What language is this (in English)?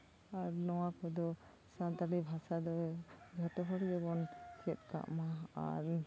Santali